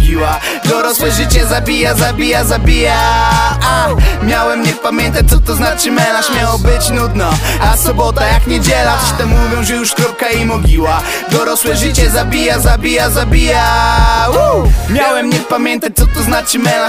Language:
Polish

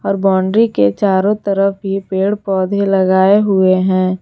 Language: Hindi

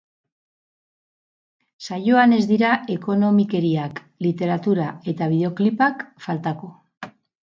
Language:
Basque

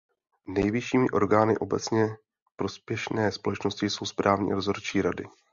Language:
Czech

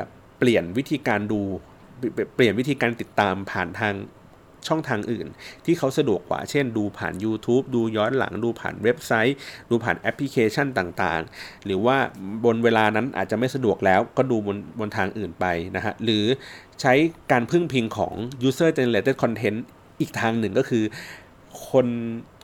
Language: Thai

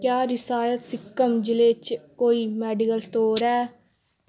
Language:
Dogri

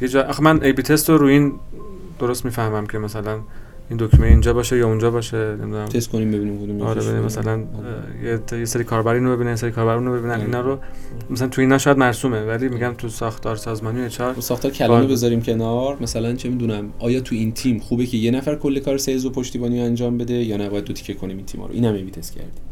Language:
Persian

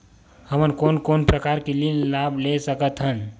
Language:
Chhattisgarhi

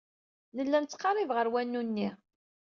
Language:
Kabyle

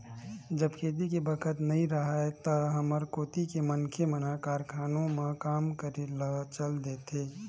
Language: Chhattisgarhi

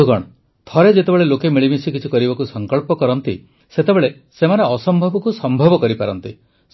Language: Odia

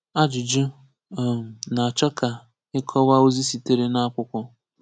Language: Igbo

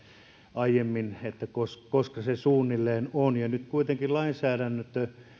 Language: Finnish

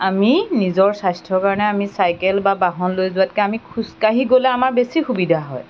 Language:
Assamese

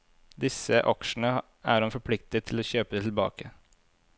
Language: Norwegian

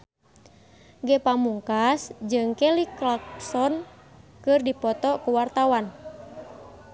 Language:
Sundanese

